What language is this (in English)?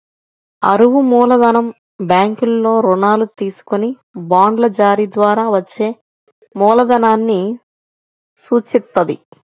Telugu